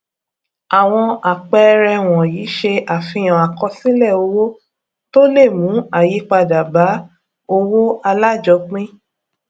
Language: Yoruba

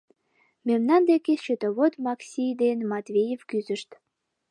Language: Mari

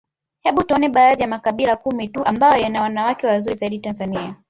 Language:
Swahili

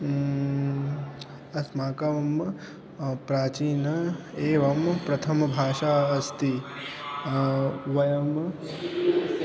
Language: Sanskrit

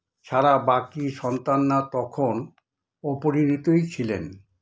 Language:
Bangla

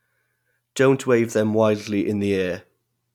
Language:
English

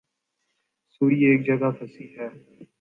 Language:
Urdu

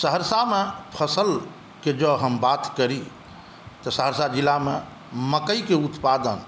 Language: Maithili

